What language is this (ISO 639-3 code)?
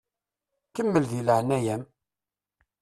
kab